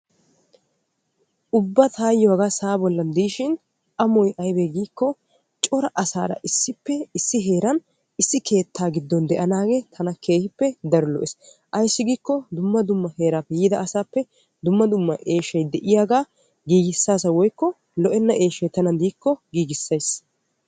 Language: Wolaytta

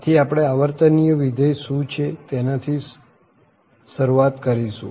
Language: Gujarati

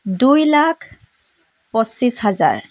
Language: Assamese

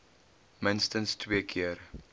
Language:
Afrikaans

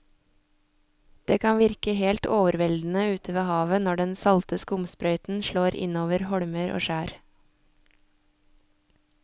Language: Norwegian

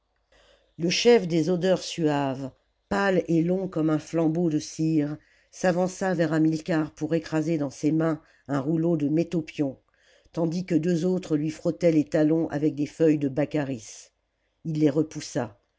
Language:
French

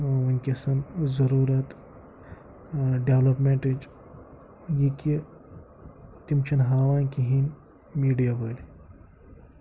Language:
Kashmiri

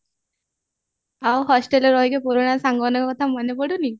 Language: Odia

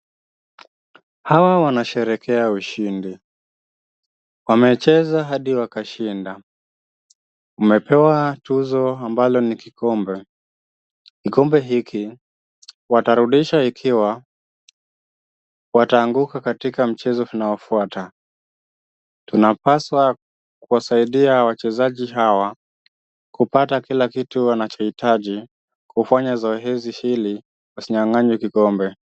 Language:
Swahili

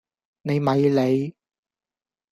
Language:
Cantonese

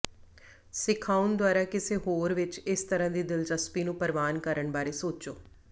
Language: Punjabi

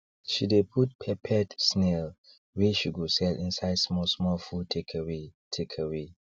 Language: Nigerian Pidgin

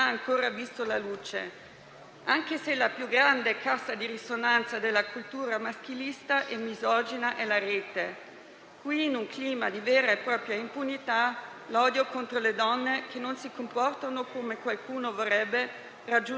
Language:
Italian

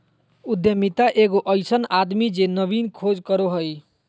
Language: Magahi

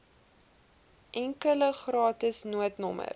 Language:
Afrikaans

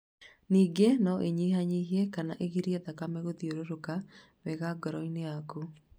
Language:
Kikuyu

